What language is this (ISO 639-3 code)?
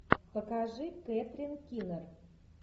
rus